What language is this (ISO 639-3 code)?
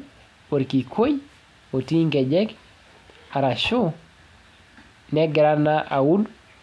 mas